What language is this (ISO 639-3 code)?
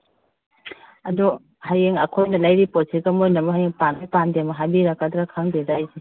mni